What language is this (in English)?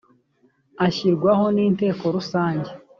Kinyarwanda